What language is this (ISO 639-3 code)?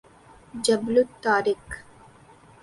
urd